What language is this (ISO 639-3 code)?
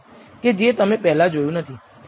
guj